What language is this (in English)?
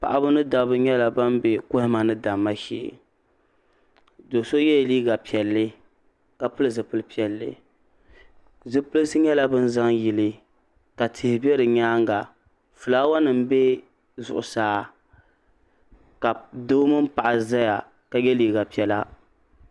Dagbani